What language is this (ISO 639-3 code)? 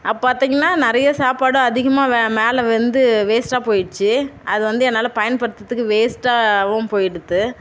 tam